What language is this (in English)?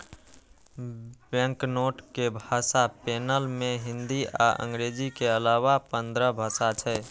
Maithili